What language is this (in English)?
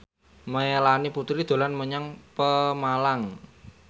Javanese